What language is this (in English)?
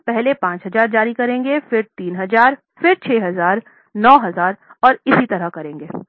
Hindi